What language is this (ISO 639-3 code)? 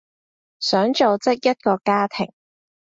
yue